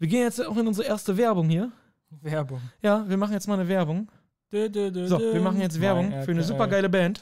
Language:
German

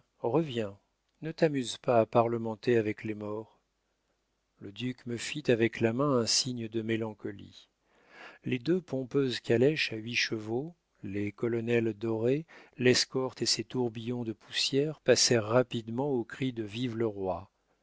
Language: French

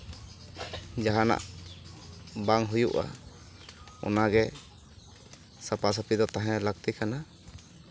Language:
Santali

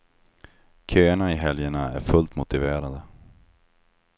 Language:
Swedish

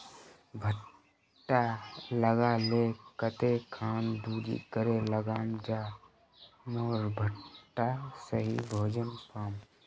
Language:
Magahi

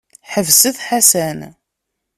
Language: Kabyle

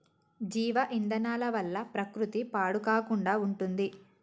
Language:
Telugu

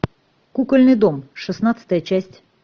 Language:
Russian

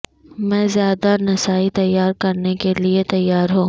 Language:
Urdu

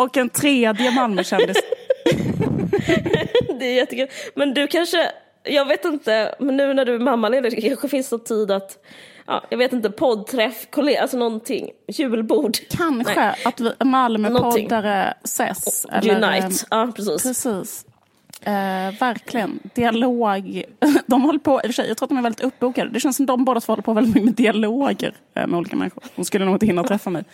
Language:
Swedish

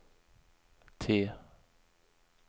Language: Swedish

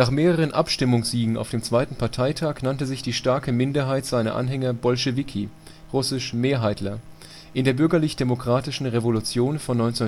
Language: German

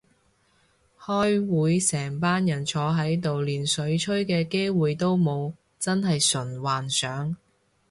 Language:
Cantonese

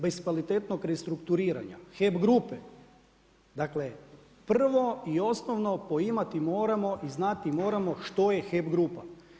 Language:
Croatian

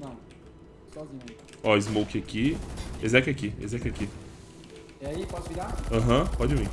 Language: Portuguese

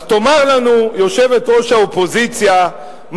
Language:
Hebrew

